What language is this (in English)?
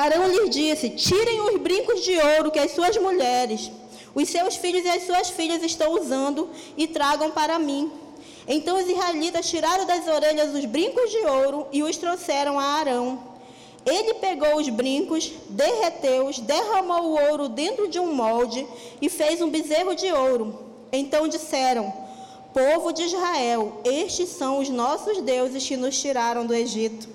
Portuguese